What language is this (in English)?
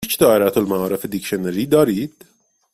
Persian